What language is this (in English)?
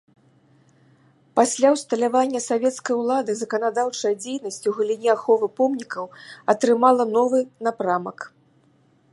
Belarusian